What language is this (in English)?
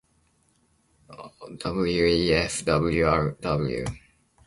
Japanese